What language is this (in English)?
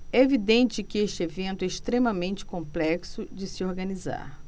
Portuguese